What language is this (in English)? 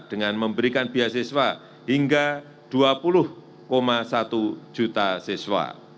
Indonesian